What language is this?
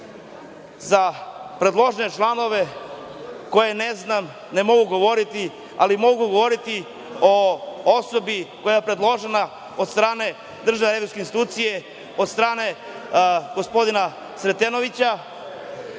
Serbian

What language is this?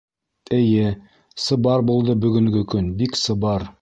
Bashkir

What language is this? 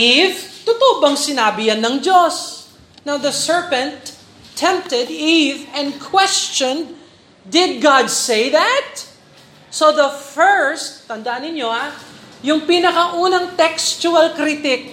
Filipino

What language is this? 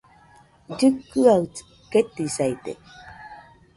Nüpode Huitoto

